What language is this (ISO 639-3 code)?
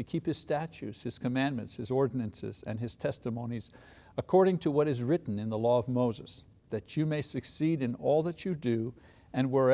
eng